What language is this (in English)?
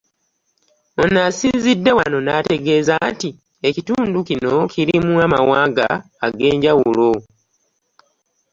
Ganda